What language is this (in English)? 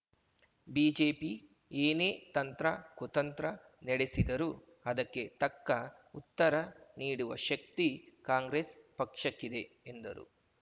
Kannada